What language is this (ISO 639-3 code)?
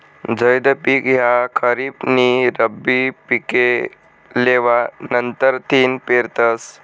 mar